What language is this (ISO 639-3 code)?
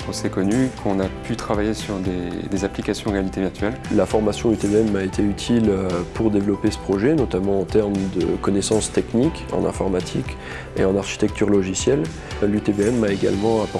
fra